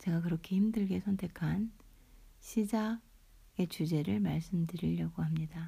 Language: Korean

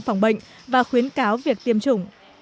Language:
Vietnamese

